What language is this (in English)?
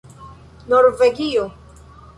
Esperanto